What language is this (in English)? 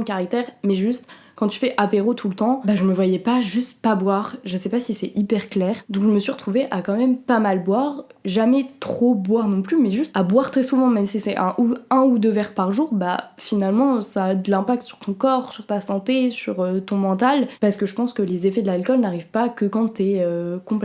French